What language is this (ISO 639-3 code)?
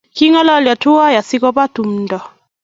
kln